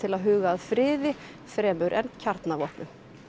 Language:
Icelandic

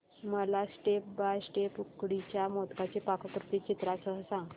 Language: Marathi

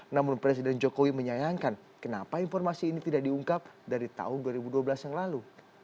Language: Indonesian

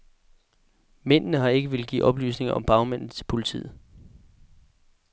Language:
Danish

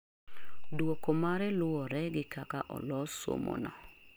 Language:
Luo (Kenya and Tanzania)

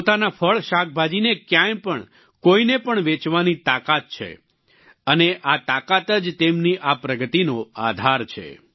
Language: Gujarati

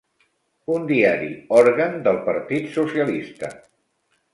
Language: Catalan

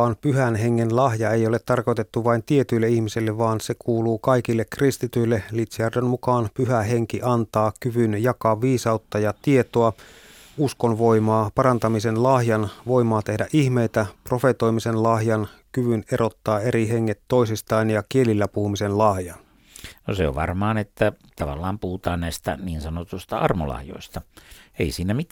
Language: Finnish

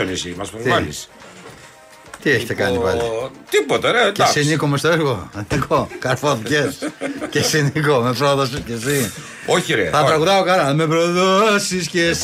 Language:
Greek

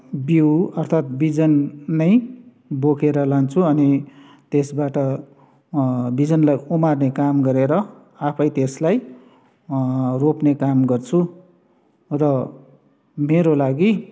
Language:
Nepali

